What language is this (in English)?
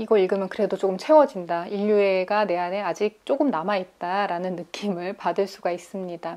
Korean